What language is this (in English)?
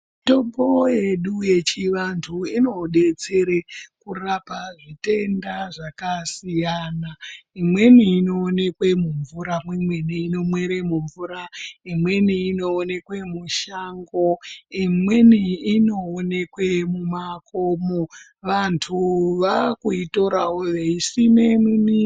Ndau